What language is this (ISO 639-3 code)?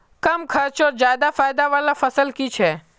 mag